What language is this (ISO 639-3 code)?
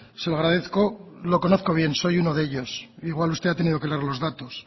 spa